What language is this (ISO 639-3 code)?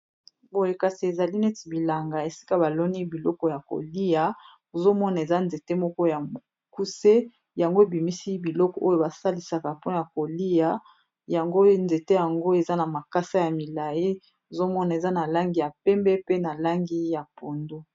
lin